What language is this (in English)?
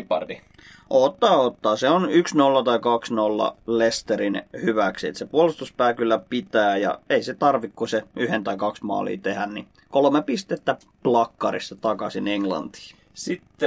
Finnish